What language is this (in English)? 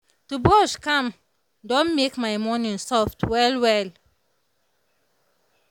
Nigerian Pidgin